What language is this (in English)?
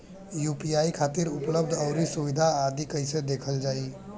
Bhojpuri